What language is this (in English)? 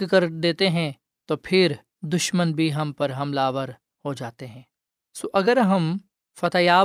Urdu